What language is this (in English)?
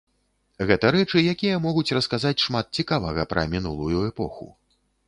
Belarusian